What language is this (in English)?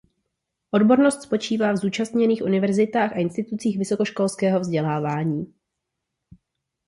Czech